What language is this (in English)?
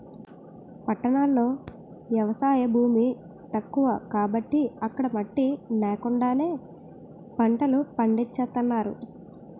Telugu